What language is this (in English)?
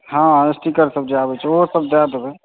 Maithili